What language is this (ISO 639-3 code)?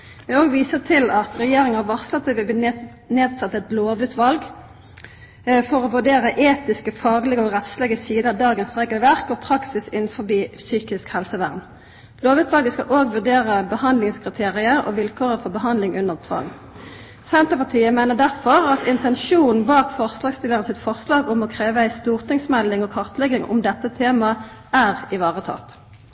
nno